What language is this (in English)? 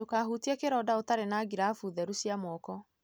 Kikuyu